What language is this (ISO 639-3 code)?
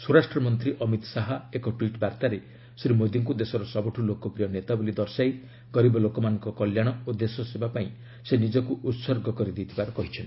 ori